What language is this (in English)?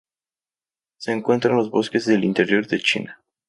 Spanish